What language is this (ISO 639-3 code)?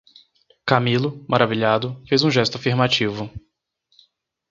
por